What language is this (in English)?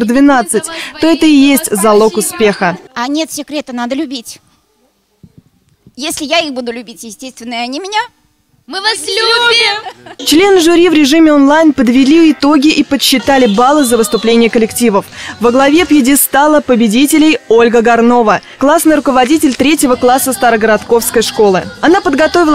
Russian